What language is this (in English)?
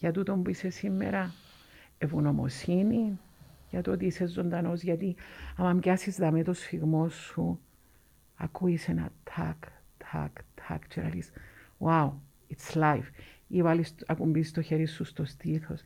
Greek